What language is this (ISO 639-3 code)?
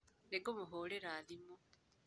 kik